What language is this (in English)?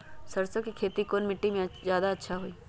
Magahi